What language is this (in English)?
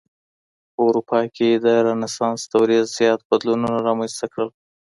Pashto